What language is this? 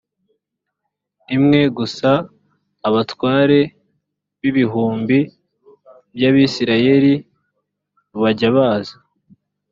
Kinyarwanda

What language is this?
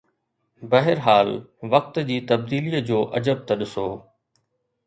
Sindhi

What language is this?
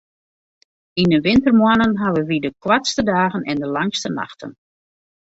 Western Frisian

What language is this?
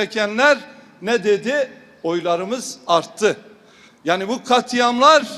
Turkish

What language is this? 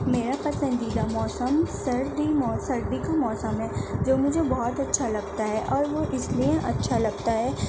Urdu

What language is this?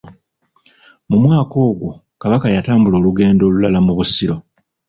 Ganda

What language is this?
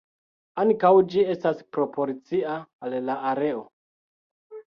Esperanto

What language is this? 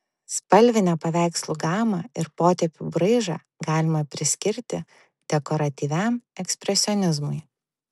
Lithuanian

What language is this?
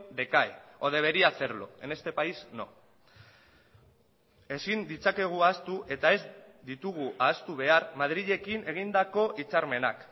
Basque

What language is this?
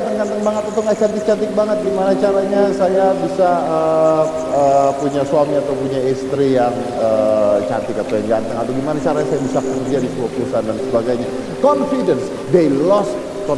Indonesian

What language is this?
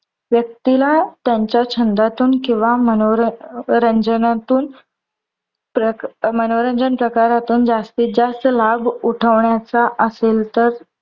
Marathi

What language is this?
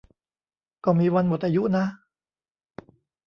Thai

